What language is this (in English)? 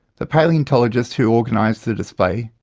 English